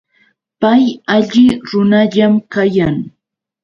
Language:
Yauyos Quechua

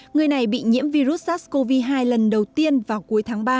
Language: Vietnamese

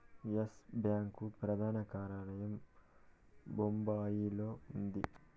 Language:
Telugu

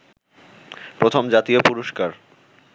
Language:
Bangla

